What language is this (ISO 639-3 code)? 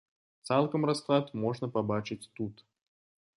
bel